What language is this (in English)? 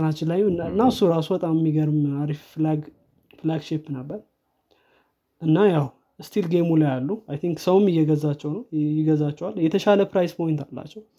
Amharic